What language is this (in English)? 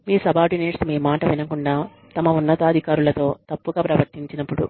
Telugu